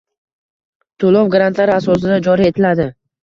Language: Uzbek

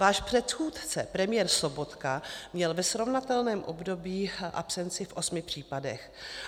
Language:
Czech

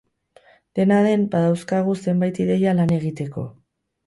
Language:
Basque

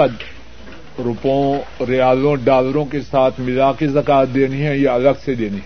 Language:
Urdu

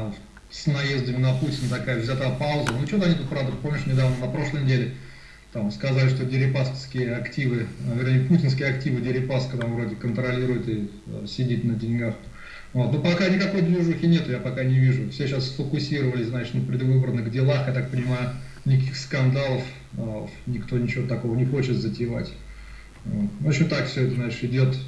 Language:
Russian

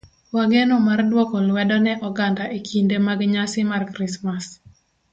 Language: Luo (Kenya and Tanzania)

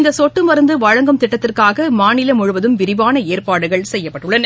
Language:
Tamil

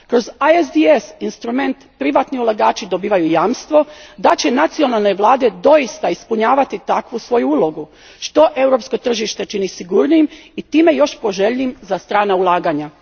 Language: Croatian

